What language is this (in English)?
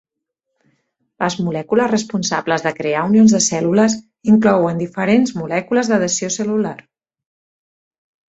Catalan